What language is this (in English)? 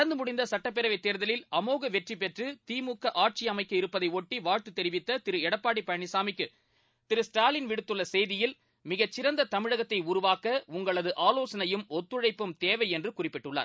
Tamil